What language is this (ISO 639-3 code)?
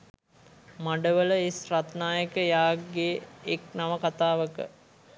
sin